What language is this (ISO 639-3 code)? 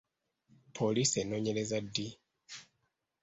lug